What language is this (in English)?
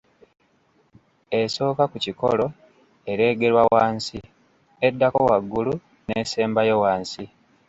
Ganda